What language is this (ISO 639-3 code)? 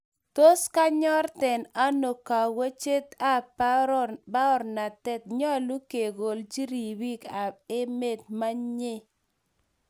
kln